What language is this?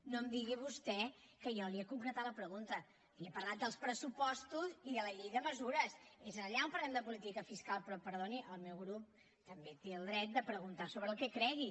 Catalan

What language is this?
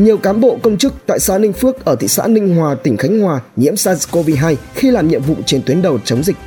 Vietnamese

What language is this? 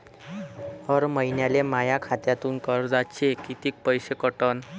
Marathi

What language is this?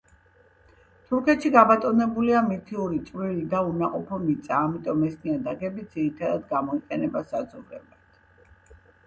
Georgian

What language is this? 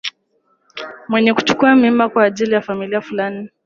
Swahili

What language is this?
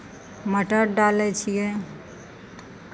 Maithili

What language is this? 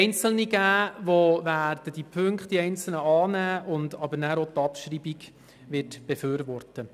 Swiss German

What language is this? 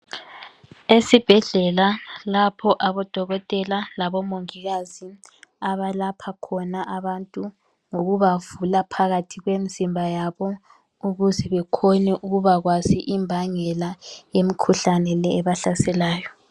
North Ndebele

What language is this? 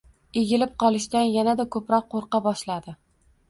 Uzbek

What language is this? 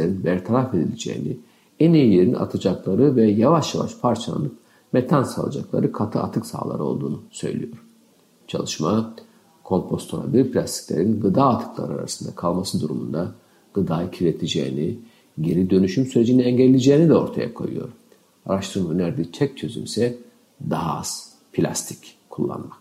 Turkish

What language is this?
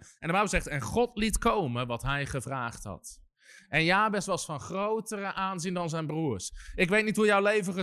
Dutch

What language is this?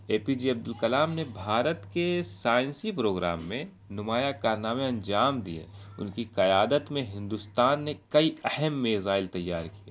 Urdu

